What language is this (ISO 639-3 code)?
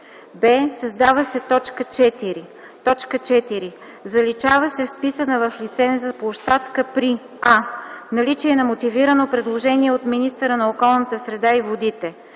bul